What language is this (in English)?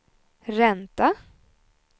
Swedish